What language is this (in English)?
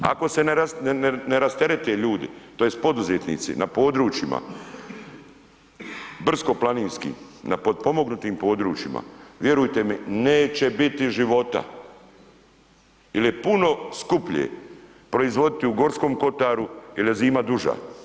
Croatian